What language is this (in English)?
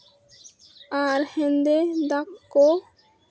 Santali